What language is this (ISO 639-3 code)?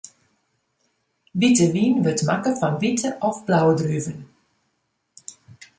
fry